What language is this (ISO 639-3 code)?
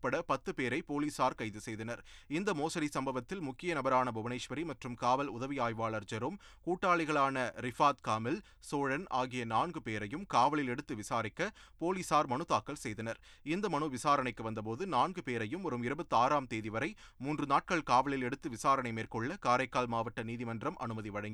tam